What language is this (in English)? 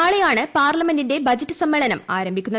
Malayalam